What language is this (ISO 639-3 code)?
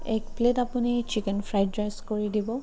asm